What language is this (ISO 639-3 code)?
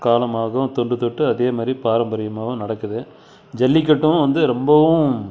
tam